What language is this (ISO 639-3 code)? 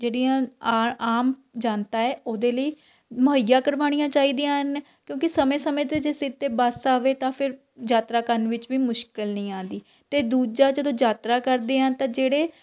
pan